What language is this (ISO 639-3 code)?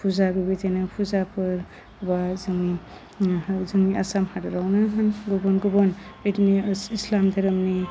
brx